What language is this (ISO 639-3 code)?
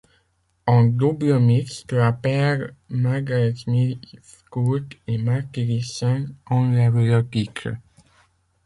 fra